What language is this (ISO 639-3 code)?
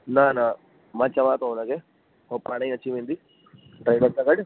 snd